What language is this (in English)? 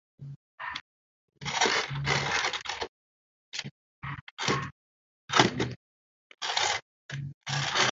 Guarani